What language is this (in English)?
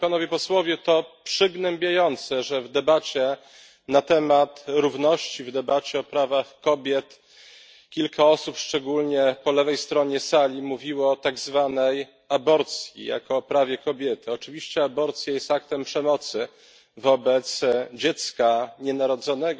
Polish